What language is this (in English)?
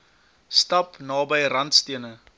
Afrikaans